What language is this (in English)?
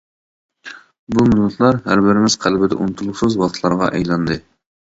Uyghur